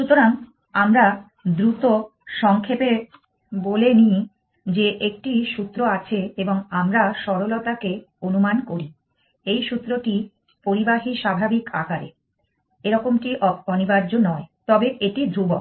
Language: Bangla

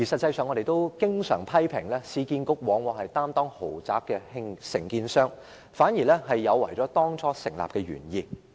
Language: Cantonese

